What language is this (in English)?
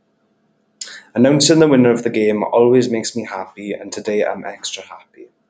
English